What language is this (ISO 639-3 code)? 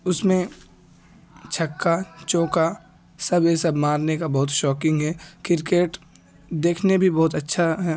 urd